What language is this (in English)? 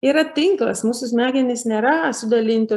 Lithuanian